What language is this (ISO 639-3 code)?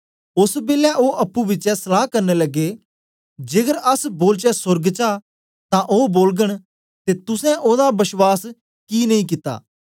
doi